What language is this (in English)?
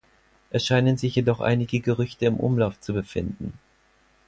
German